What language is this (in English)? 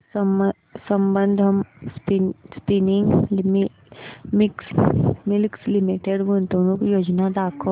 Marathi